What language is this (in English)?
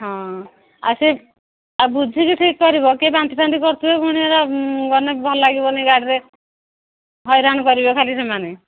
Odia